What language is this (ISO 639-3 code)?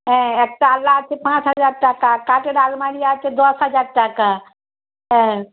ben